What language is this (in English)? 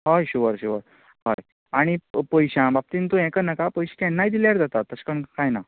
Konkani